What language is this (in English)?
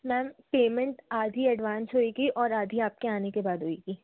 Hindi